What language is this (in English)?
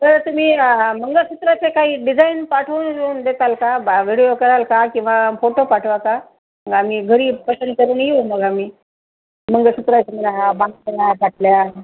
Marathi